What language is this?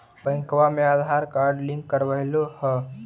Magahi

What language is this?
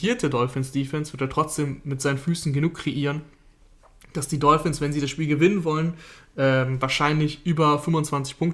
German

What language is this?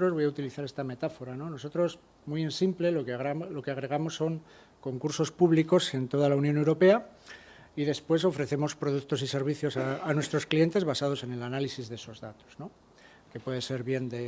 Spanish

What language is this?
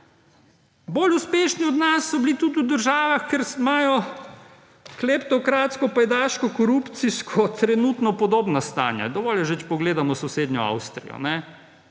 Slovenian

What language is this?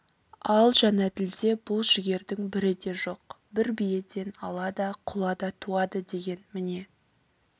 Kazakh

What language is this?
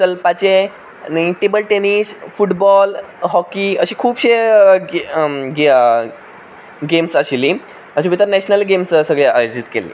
Konkani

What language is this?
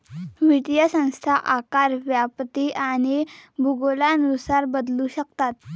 Marathi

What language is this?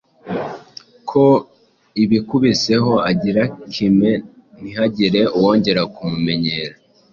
Kinyarwanda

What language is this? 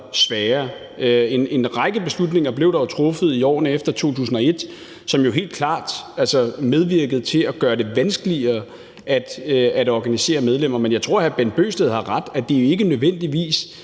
Danish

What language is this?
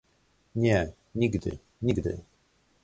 Polish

